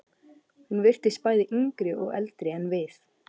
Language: Icelandic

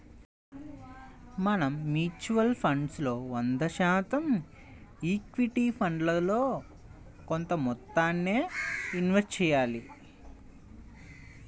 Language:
Telugu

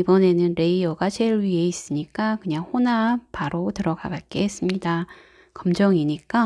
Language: Korean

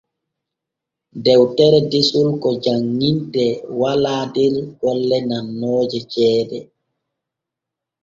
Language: Borgu Fulfulde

